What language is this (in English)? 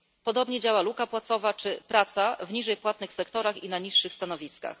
Polish